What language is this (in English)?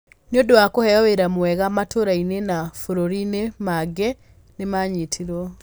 Kikuyu